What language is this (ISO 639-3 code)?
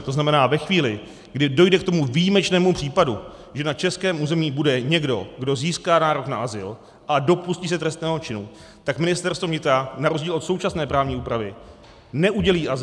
ces